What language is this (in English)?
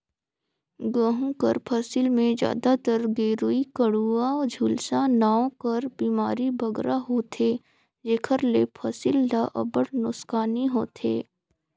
Chhattisgarhi